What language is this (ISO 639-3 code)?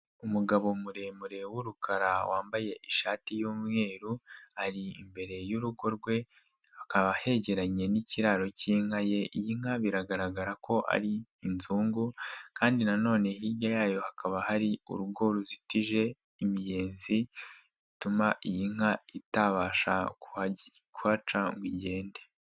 kin